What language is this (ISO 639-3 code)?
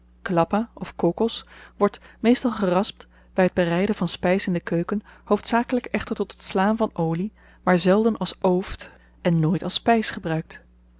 nld